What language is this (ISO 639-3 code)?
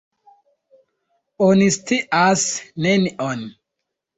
epo